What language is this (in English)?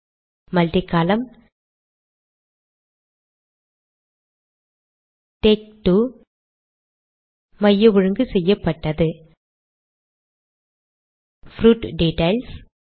Tamil